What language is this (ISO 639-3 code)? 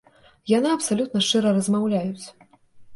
bel